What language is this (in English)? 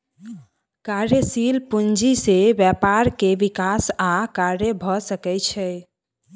Maithili